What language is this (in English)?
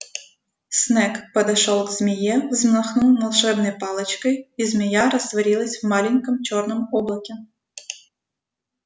Russian